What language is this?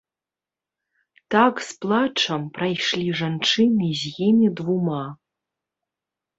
Belarusian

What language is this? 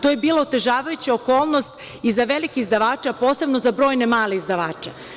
Serbian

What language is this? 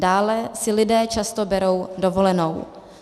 Czech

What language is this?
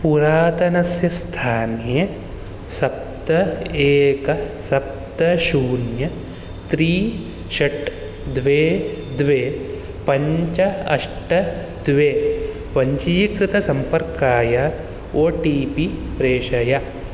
Sanskrit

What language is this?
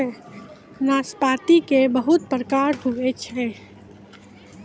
Maithili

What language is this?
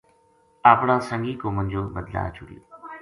Gujari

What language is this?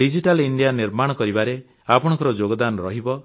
Odia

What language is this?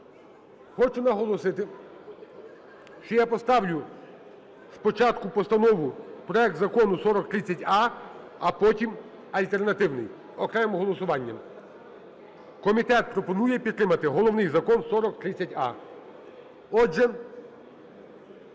Ukrainian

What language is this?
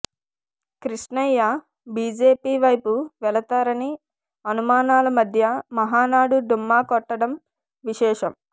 Telugu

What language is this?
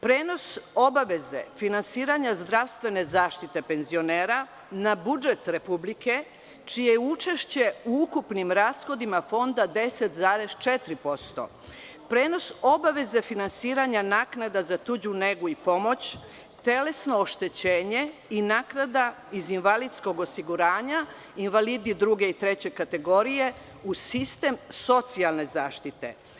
Serbian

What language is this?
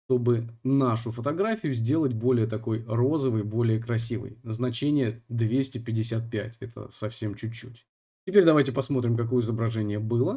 Russian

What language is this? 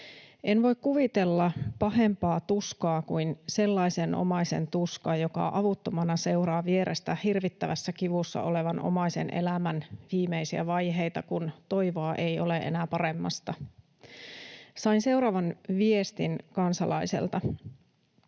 Finnish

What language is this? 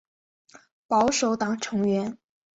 Chinese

